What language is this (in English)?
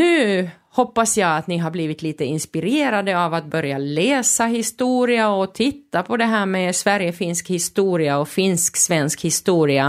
Swedish